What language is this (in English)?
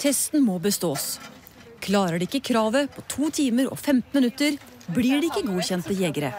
Norwegian